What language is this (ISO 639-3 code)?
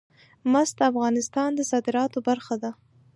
pus